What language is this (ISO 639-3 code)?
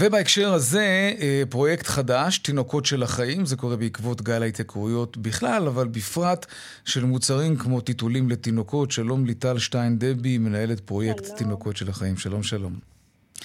heb